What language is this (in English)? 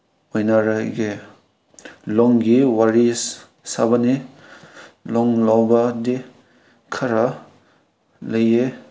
Manipuri